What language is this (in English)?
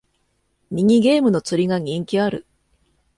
Japanese